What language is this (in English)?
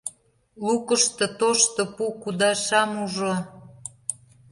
Mari